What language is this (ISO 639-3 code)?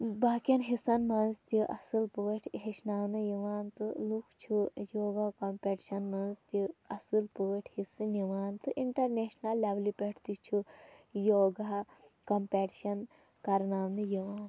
kas